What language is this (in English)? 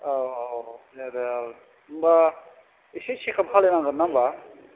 Bodo